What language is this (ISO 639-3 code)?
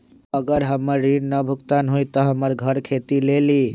mag